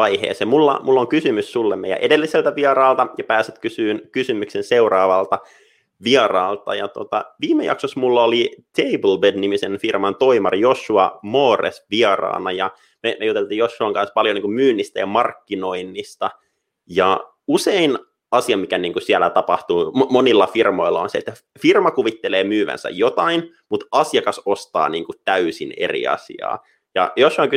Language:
Finnish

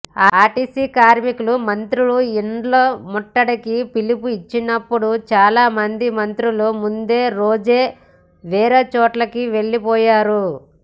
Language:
Telugu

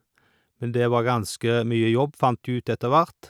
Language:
Norwegian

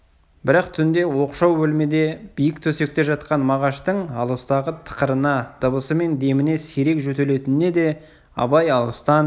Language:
Kazakh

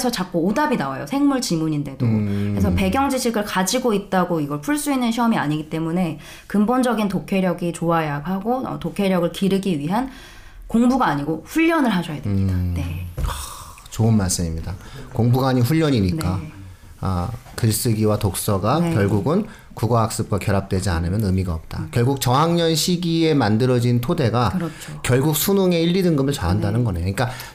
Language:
Korean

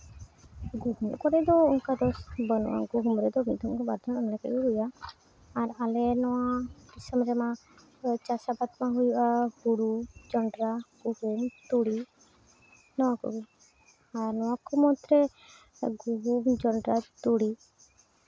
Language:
Santali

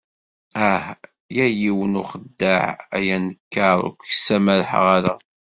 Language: Kabyle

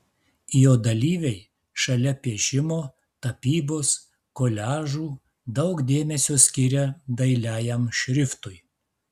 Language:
Lithuanian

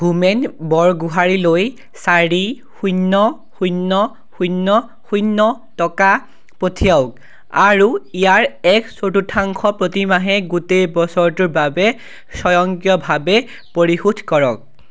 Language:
Assamese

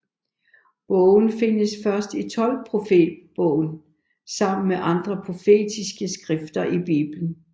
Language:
Danish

